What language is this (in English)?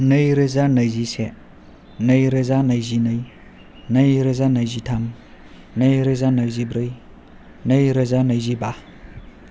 Bodo